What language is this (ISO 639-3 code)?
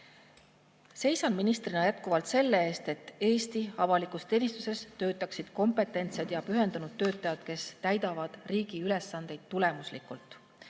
est